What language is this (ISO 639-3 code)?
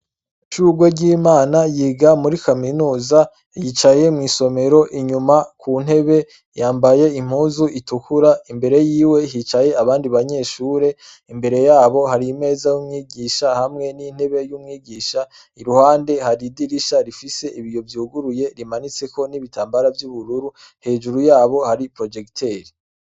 run